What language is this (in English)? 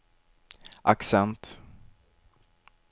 Swedish